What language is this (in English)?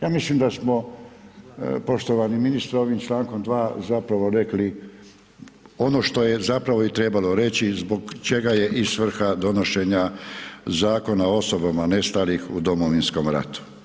Croatian